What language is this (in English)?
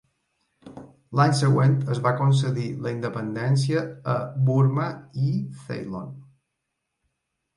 Catalan